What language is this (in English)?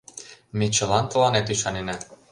Mari